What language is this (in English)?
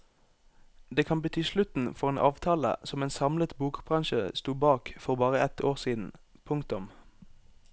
Norwegian